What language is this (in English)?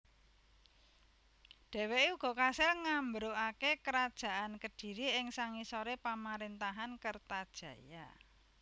Javanese